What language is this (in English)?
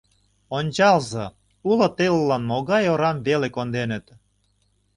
Mari